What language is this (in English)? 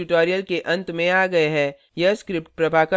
Hindi